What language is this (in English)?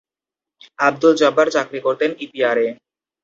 Bangla